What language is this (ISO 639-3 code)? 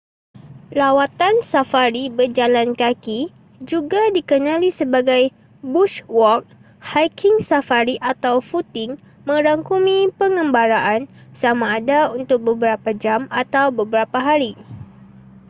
msa